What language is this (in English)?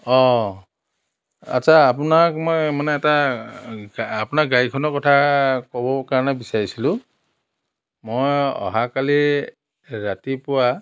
Assamese